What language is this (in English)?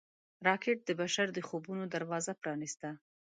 Pashto